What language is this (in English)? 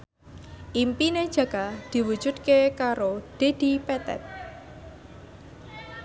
Javanese